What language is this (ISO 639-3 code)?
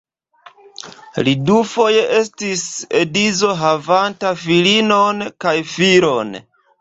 epo